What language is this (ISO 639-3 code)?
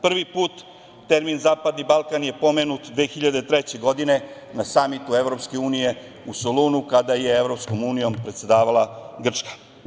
srp